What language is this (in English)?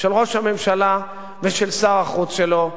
Hebrew